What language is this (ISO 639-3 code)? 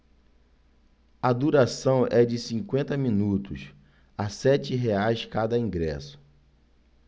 por